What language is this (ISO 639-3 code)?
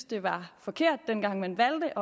dan